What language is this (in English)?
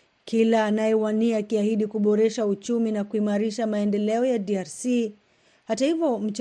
Swahili